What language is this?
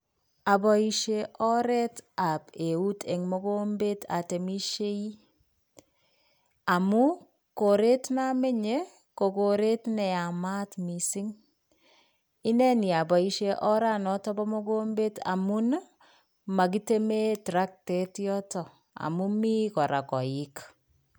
Kalenjin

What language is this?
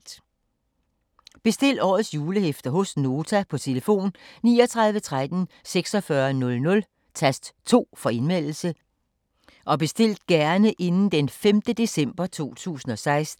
Danish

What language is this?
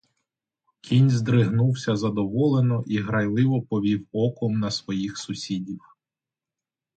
Ukrainian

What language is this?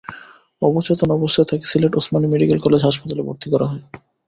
Bangla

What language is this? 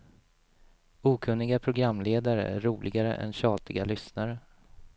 Swedish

